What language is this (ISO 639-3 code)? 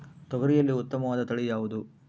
kan